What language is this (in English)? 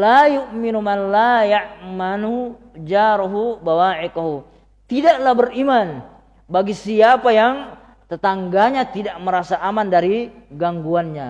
Indonesian